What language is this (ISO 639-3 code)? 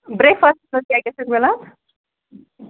kas